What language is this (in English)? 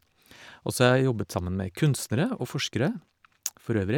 Norwegian